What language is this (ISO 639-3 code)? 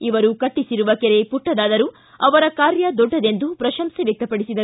kan